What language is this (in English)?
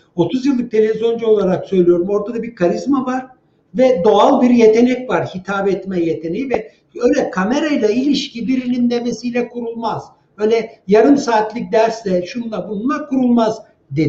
Turkish